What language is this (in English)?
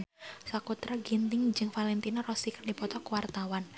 Sundanese